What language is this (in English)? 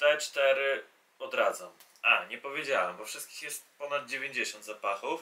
Polish